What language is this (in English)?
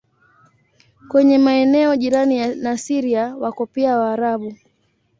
Swahili